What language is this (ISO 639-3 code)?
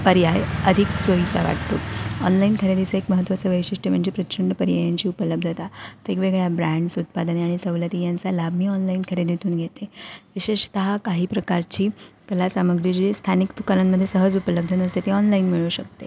mar